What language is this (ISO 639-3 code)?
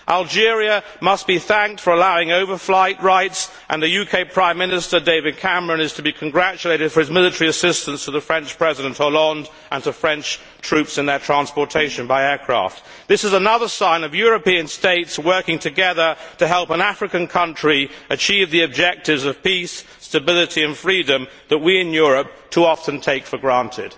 eng